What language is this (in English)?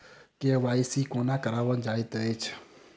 Maithili